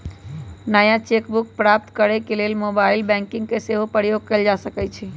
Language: Magahi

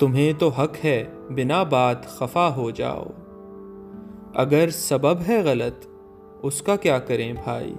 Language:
Urdu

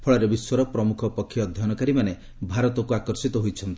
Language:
Odia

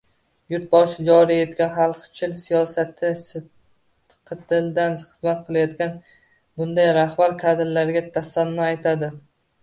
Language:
Uzbek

